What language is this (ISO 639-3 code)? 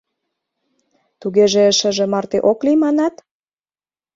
chm